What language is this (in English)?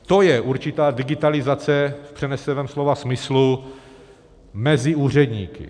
Czech